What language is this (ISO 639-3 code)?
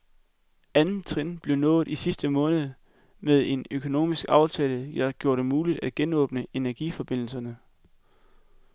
dan